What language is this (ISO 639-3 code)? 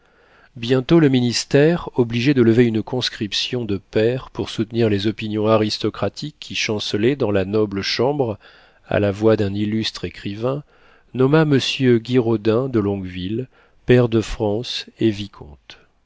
fra